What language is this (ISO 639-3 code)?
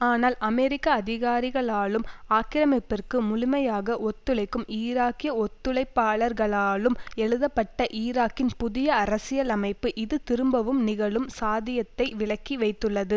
tam